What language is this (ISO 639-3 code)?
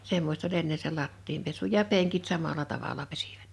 fin